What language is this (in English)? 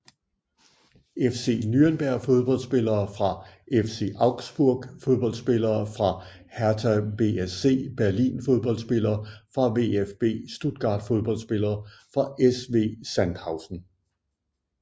Danish